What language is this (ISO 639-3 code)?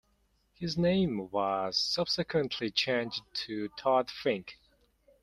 eng